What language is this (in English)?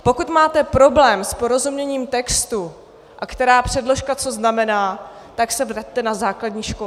Czech